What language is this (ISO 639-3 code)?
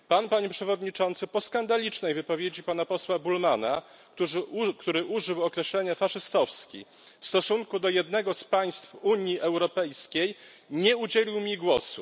pol